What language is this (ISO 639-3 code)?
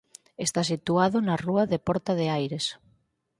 glg